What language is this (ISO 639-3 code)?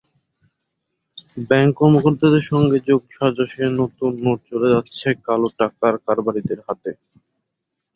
ben